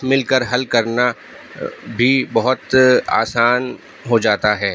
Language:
Urdu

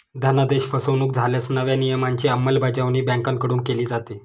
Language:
Marathi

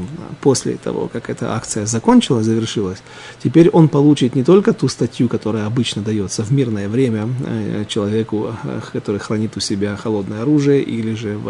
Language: Russian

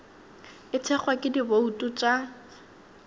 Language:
Northern Sotho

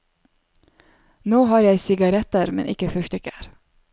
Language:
Norwegian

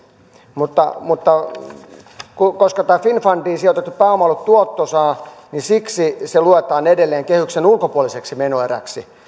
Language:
Finnish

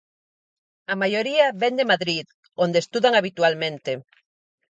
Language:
Galician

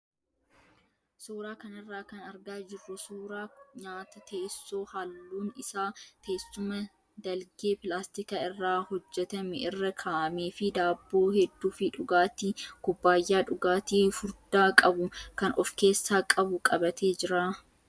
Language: Oromo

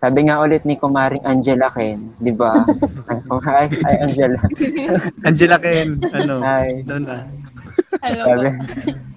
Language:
Filipino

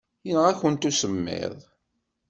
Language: Kabyle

